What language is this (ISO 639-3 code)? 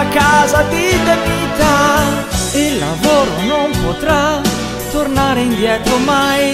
ita